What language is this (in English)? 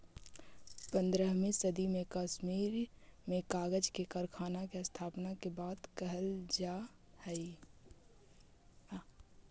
Magahi